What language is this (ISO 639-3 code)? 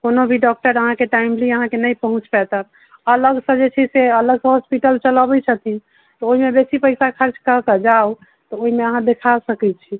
mai